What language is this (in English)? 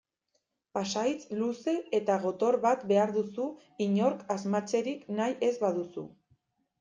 Basque